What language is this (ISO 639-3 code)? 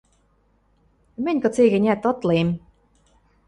mrj